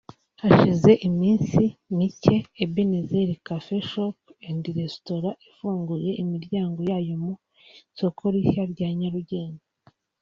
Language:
Kinyarwanda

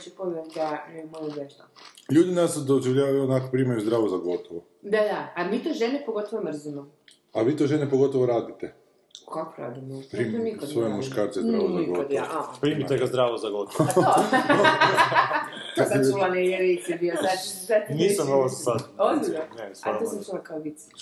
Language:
Croatian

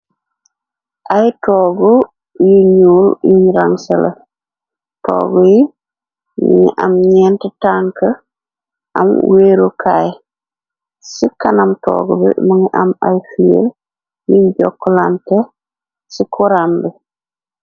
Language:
Wolof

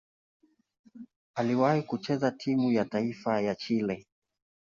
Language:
Swahili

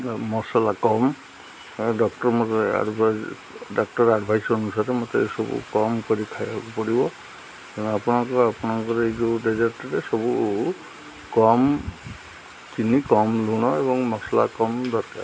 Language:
Odia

